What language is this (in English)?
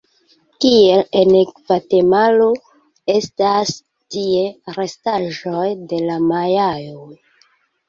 Esperanto